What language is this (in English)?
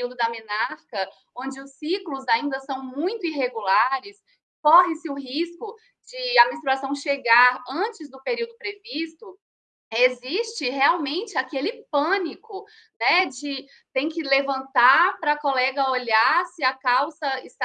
Portuguese